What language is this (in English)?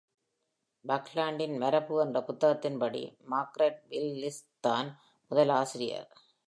Tamil